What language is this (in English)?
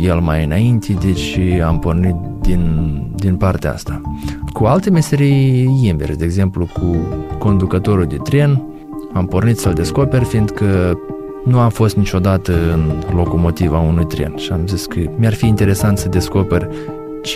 Romanian